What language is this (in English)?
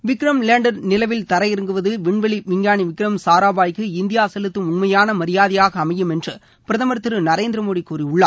Tamil